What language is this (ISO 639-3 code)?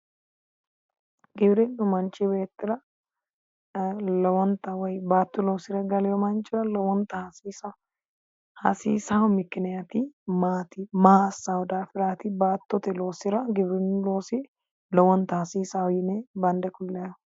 sid